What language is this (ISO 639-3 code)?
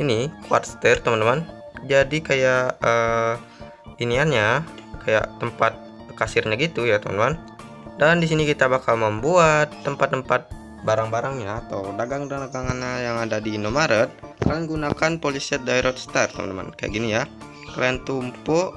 ind